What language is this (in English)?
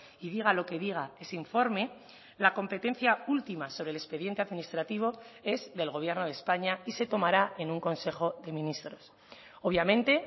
Spanish